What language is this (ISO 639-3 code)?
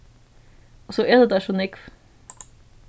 fao